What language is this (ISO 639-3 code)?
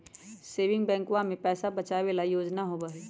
mag